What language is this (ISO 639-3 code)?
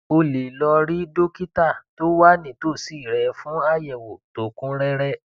yor